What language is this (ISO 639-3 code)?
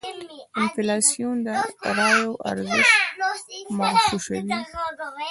pus